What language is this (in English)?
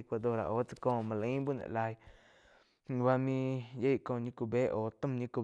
Quiotepec Chinantec